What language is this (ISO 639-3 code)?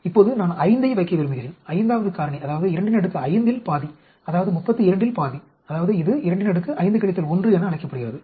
tam